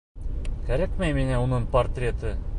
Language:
Bashkir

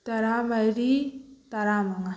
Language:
Manipuri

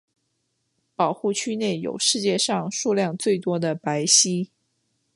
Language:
Chinese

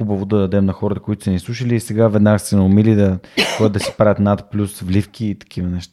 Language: Bulgarian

